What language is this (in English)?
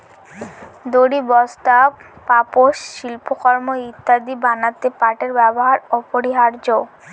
Bangla